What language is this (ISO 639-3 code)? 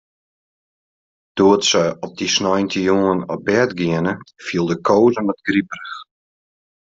fry